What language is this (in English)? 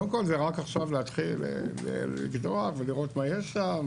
Hebrew